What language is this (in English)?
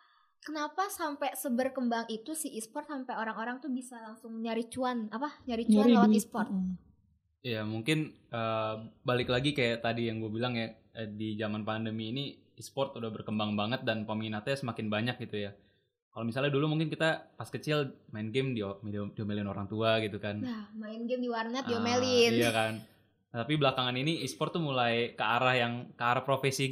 Indonesian